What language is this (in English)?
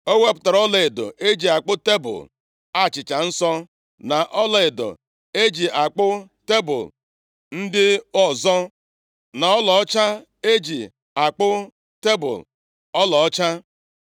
Igbo